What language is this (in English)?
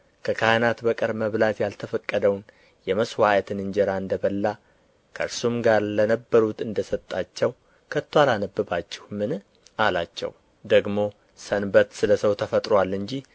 Amharic